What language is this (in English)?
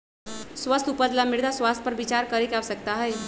Magahi